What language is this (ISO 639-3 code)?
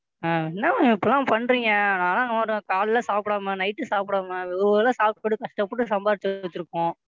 tam